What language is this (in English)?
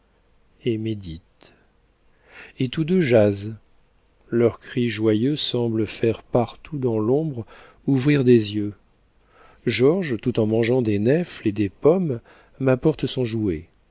French